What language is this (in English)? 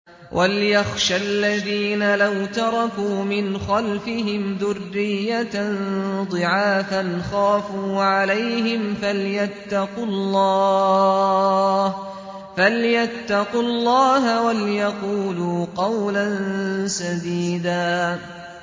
Arabic